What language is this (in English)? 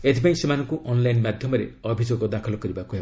Odia